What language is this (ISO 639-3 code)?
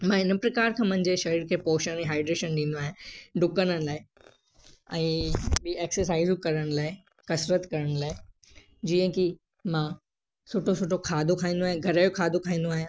snd